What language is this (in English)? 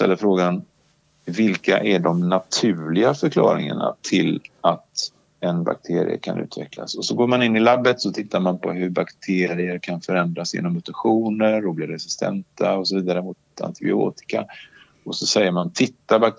Swedish